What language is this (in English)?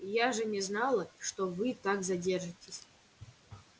Russian